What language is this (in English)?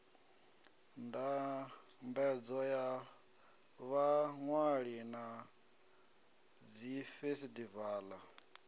Venda